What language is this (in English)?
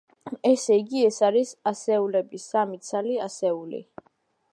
Georgian